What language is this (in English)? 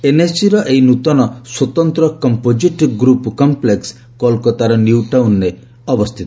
Odia